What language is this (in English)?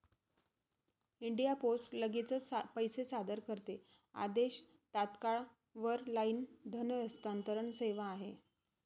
Marathi